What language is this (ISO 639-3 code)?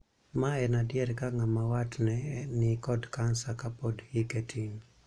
luo